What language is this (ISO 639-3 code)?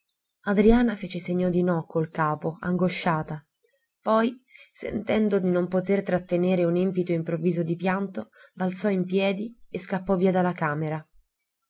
ita